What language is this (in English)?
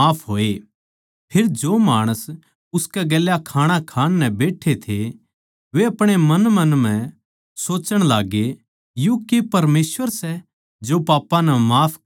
Haryanvi